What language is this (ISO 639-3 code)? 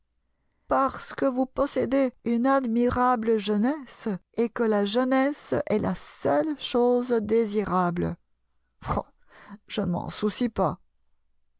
fra